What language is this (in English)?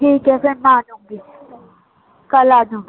Urdu